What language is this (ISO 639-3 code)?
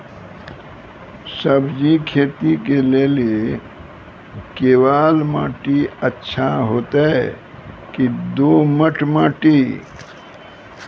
mai